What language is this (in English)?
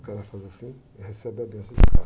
Portuguese